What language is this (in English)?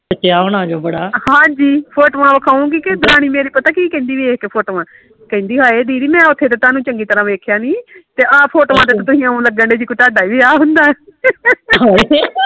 Punjabi